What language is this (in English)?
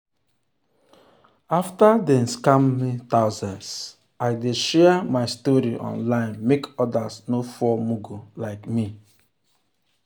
Nigerian Pidgin